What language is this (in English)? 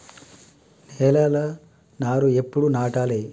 Telugu